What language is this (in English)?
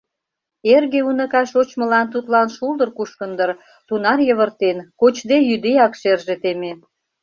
Mari